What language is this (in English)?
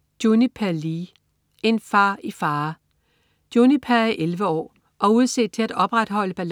Danish